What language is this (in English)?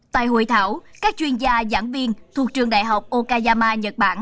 Vietnamese